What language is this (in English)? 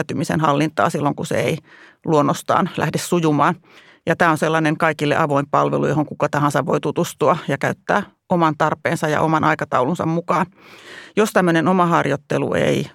Finnish